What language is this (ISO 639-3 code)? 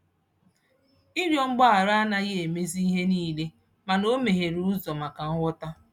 ibo